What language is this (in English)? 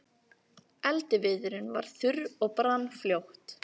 Icelandic